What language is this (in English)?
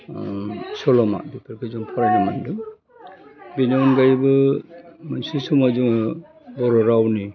Bodo